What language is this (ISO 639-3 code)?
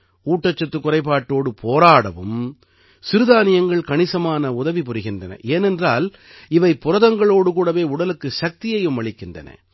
tam